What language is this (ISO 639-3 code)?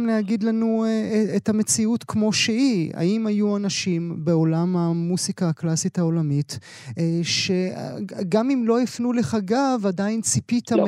heb